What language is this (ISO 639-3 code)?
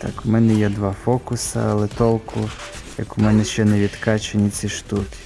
rus